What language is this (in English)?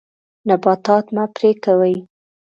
Pashto